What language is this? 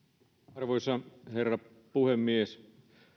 Finnish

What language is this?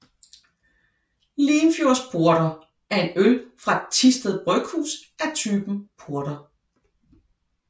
Danish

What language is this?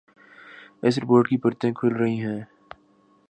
Urdu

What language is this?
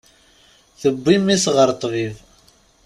Kabyle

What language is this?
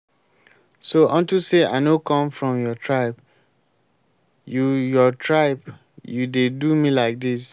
Nigerian Pidgin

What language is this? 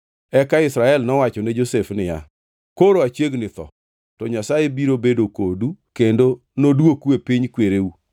Luo (Kenya and Tanzania)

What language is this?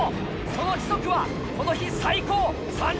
Japanese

